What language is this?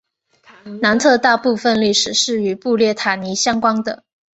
Chinese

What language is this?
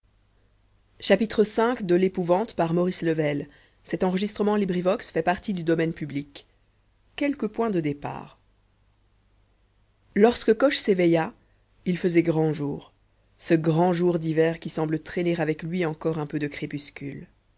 French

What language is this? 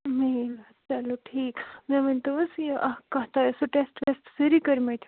Kashmiri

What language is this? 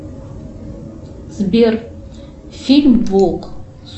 Russian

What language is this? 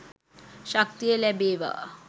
Sinhala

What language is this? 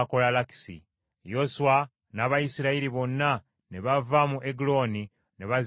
Ganda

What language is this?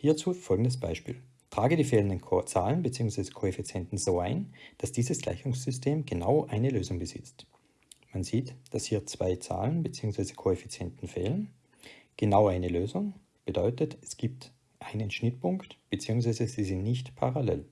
German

